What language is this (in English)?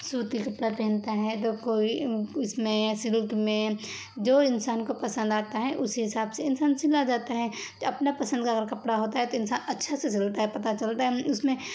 Urdu